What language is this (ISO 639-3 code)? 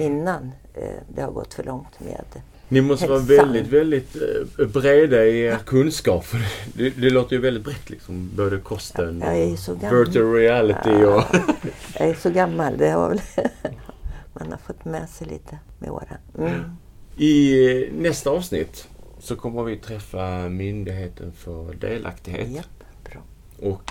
swe